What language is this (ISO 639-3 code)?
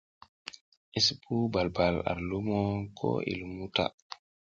giz